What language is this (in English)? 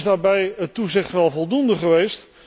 Dutch